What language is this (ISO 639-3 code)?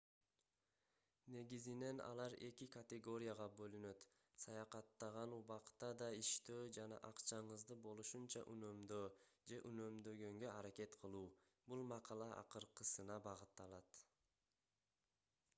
kir